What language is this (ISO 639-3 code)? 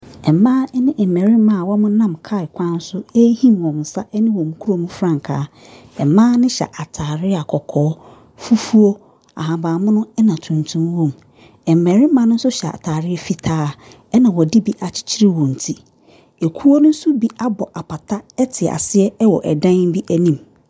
aka